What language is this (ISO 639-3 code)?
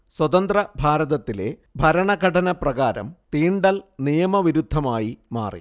mal